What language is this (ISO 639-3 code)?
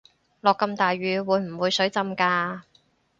yue